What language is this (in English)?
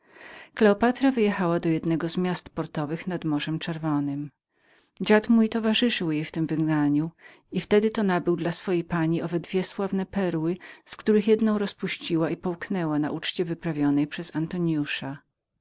Polish